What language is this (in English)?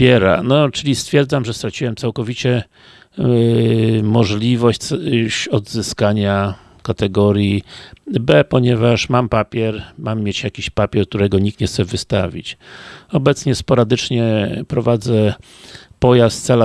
Polish